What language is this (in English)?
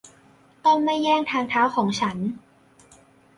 Thai